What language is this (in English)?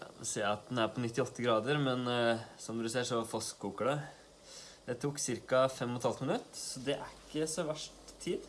Norwegian